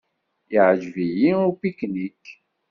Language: Kabyle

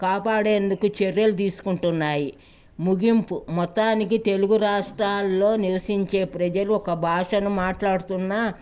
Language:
Telugu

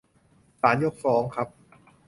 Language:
Thai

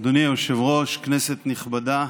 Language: Hebrew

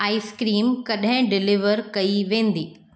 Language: Sindhi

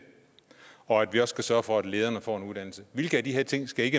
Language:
Danish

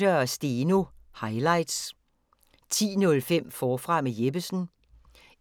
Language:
Danish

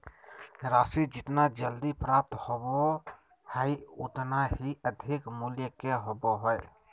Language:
Magahi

